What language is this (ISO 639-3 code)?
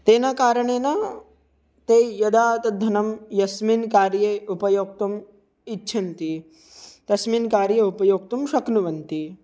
san